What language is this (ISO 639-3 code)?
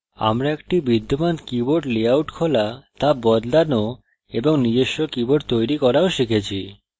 ben